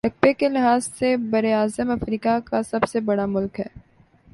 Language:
Urdu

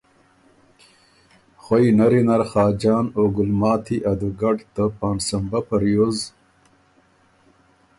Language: Ormuri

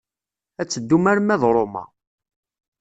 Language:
Kabyle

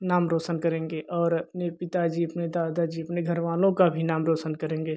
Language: Hindi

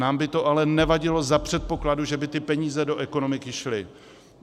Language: Czech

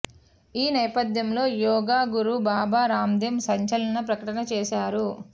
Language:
Telugu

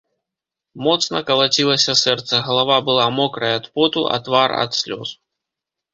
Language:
Belarusian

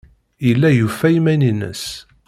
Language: Kabyle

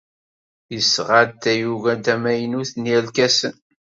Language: Kabyle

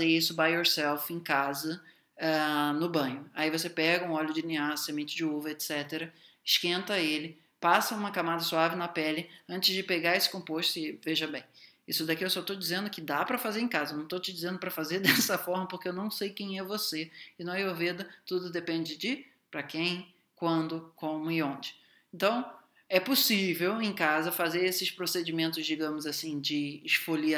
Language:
Portuguese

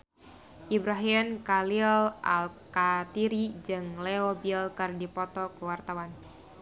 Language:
Sundanese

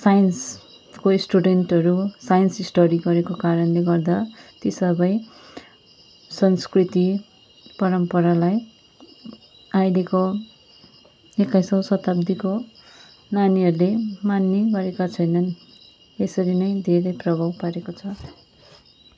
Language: Nepali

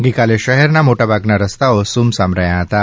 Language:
Gujarati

